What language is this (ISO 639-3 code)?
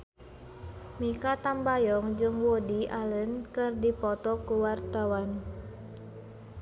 sun